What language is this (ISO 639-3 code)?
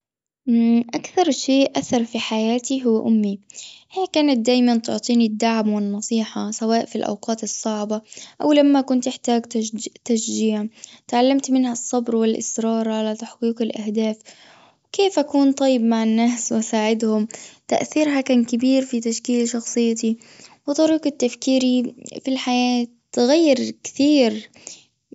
afb